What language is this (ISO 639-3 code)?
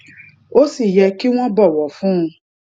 yor